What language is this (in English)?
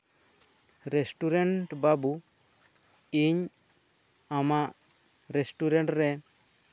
Santali